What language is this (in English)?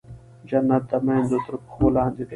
Pashto